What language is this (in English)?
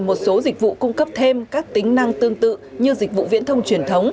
Vietnamese